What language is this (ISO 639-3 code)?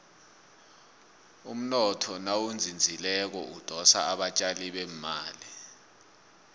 nbl